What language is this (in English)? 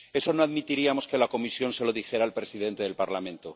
Spanish